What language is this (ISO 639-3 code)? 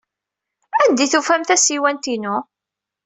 kab